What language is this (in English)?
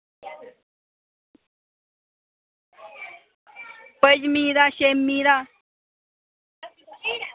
Dogri